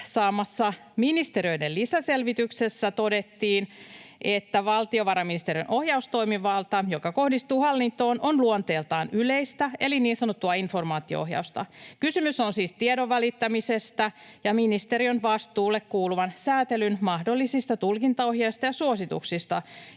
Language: Finnish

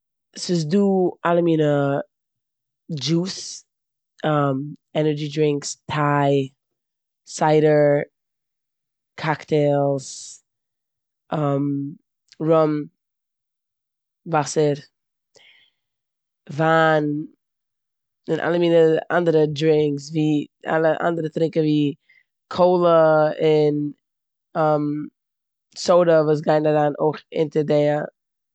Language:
Yiddish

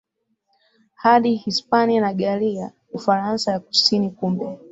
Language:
Swahili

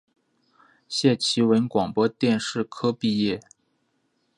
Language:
Chinese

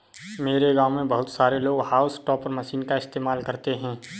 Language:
Hindi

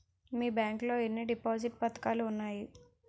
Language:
Telugu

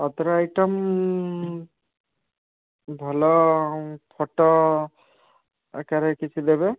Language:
Odia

